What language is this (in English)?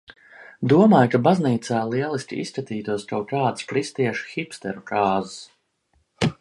Latvian